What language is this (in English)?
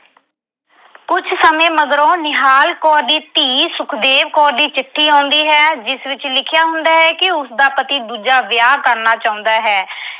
Punjabi